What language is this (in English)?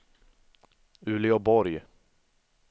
Swedish